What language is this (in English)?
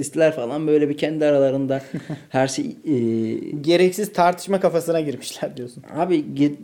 Turkish